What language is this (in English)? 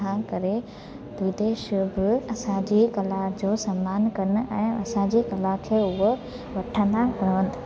Sindhi